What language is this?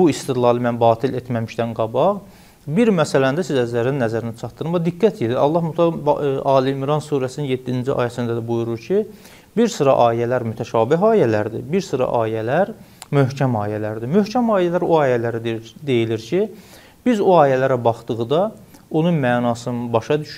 Turkish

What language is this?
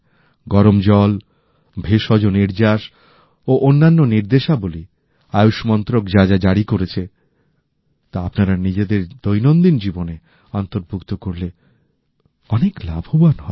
Bangla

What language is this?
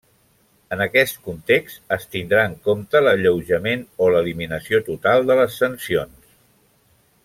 Catalan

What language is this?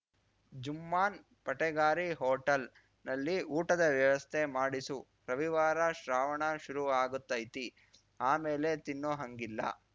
Kannada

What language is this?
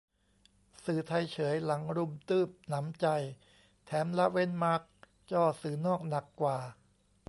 Thai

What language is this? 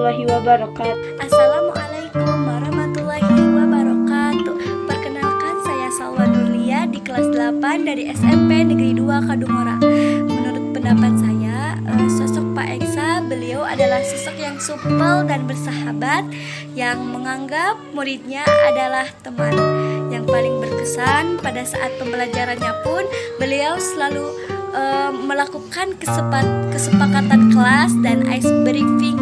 Indonesian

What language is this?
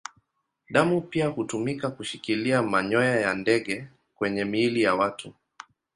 Swahili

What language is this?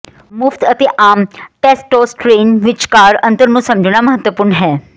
Punjabi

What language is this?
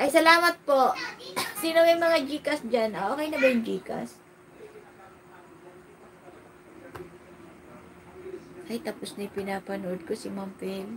Filipino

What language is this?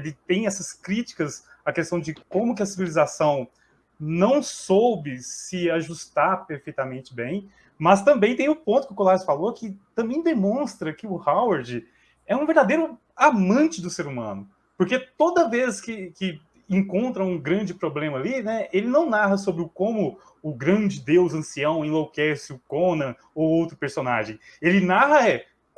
Portuguese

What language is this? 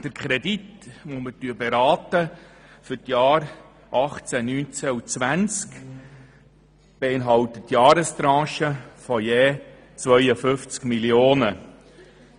Swiss German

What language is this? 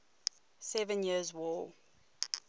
English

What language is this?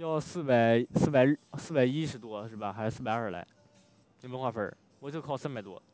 Chinese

